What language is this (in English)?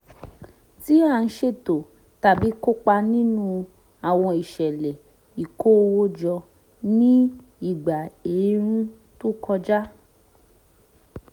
Yoruba